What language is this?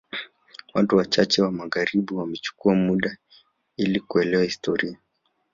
Swahili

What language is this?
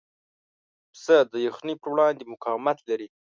Pashto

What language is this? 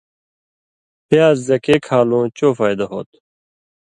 Indus Kohistani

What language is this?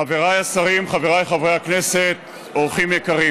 Hebrew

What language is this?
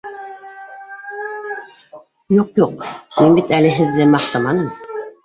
Bashkir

